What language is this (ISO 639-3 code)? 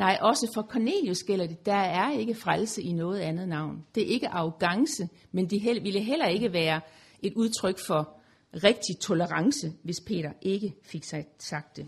dan